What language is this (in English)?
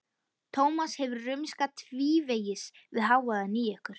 Icelandic